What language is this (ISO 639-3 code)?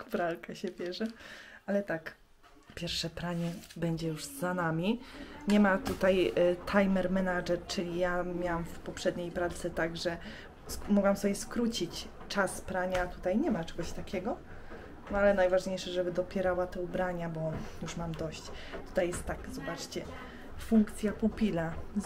pol